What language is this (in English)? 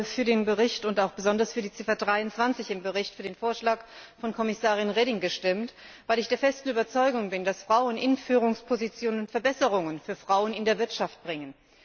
German